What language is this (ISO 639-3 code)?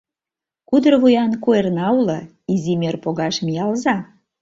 chm